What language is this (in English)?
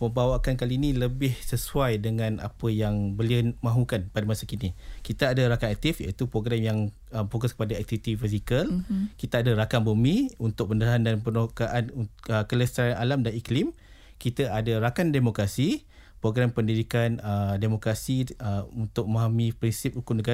Malay